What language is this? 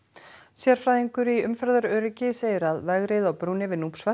Icelandic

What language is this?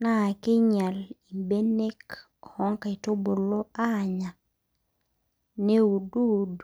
Masai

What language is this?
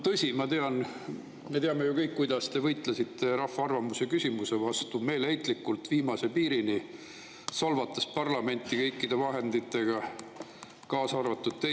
Estonian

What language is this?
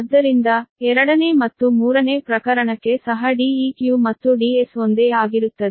Kannada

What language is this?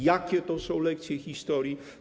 Polish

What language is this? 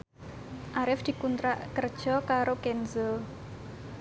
Javanese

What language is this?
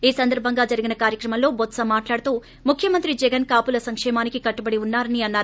Telugu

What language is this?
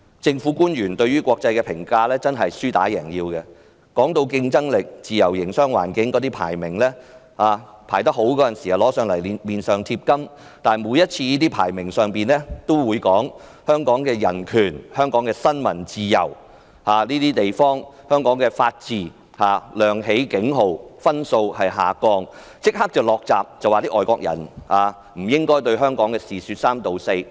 Cantonese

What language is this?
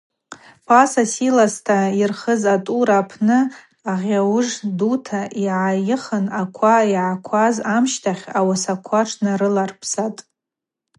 Abaza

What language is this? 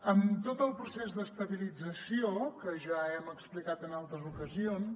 Catalan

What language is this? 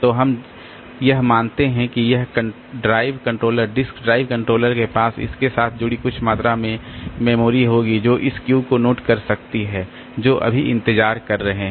Hindi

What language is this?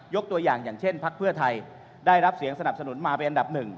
Thai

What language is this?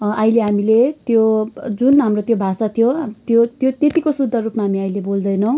Nepali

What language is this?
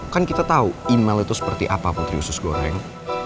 Indonesian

